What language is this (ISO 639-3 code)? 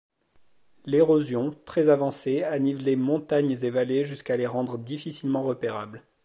fra